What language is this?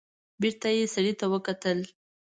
Pashto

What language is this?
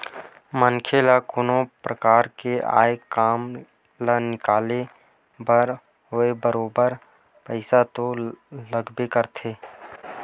Chhattisgarhi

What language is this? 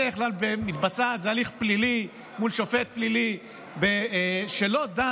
Hebrew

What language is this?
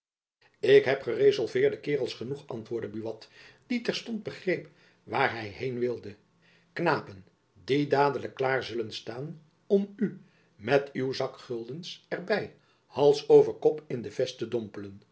Dutch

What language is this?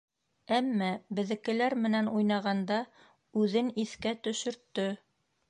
Bashkir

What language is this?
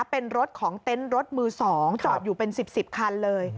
Thai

